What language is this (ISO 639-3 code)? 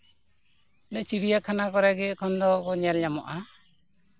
sat